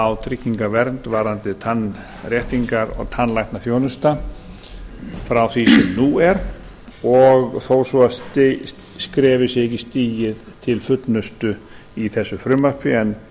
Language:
Icelandic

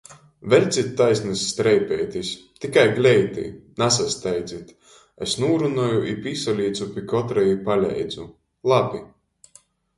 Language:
Latgalian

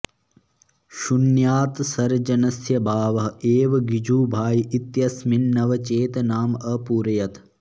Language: Sanskrit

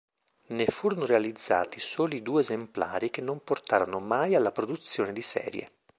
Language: Italian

